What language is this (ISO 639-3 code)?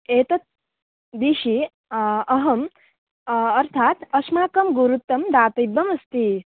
san